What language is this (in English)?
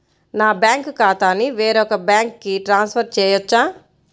Telugu